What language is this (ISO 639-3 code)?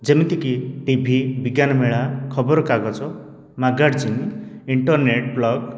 ori